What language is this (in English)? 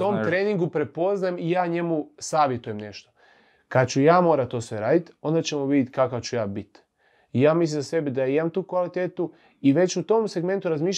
Croatian